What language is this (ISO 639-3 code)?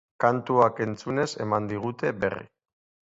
eus